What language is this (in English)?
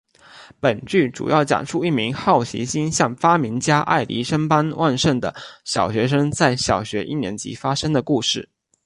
Chinese